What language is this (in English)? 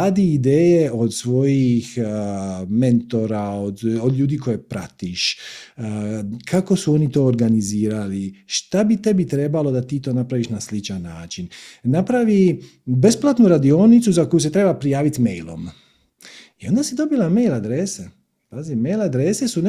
Croatian